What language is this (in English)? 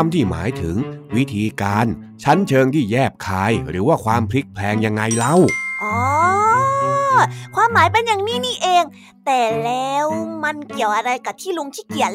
Thai